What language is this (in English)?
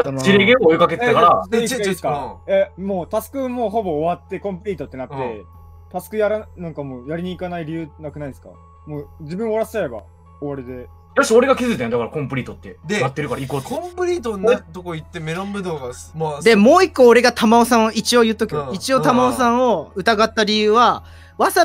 Japanese